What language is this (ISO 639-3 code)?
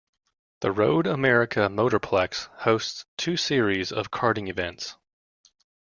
eng